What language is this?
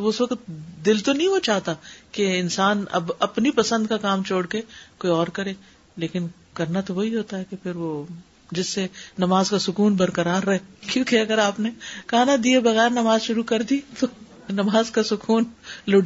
Urdu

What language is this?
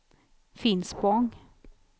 Swedish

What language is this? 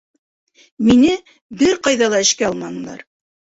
Bashkir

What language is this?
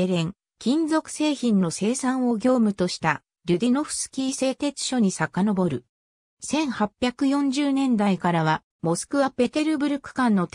Japanese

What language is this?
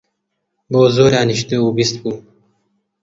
Central Kurdish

